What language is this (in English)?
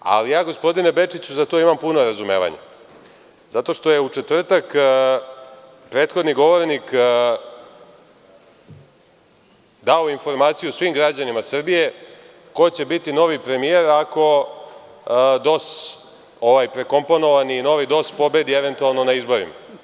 Serbian